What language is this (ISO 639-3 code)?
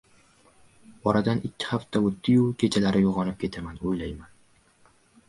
uzb